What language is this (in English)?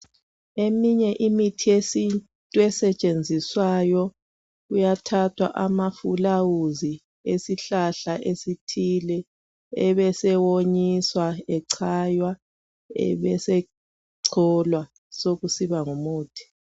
North Ndebele